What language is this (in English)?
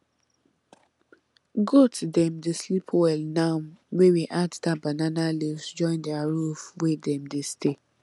Nigerian Pidgin